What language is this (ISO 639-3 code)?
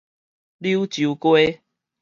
nan